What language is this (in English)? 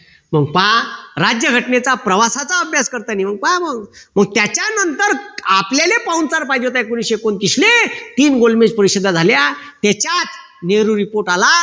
Marathi